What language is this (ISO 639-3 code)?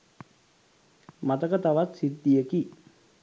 sin